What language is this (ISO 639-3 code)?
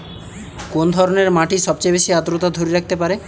ben